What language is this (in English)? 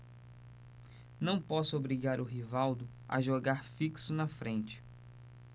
Portuguese